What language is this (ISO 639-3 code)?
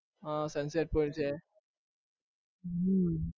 guj